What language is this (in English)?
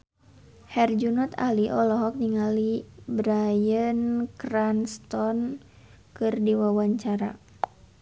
Sundanese